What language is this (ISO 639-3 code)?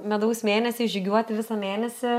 lit